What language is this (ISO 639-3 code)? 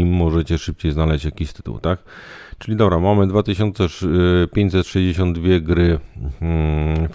pol